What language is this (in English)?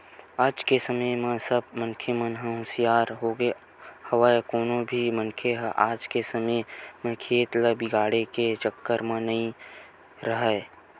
Chhattisgarhi